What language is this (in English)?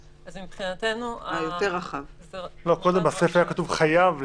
Hebrew